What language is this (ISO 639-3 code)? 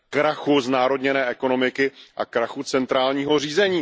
ces